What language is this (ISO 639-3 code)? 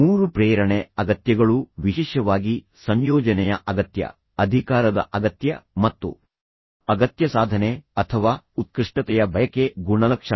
kan